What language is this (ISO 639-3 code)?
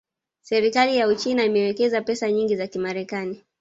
swa